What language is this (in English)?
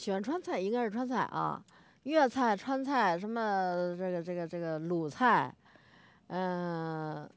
Chinese